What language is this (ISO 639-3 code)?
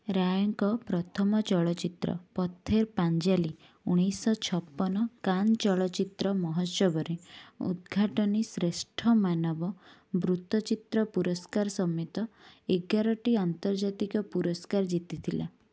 ori